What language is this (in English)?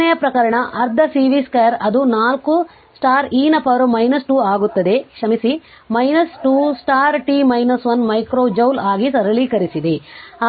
Kannada